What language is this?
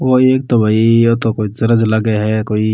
Rajasthani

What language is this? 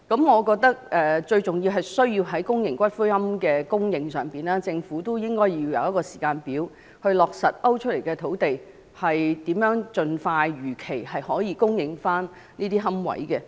Cantonese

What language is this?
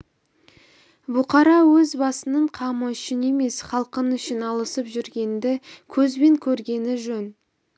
Kazakh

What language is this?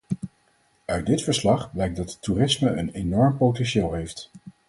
Dutch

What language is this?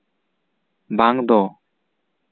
Santali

